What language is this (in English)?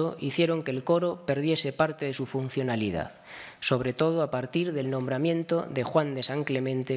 Spanish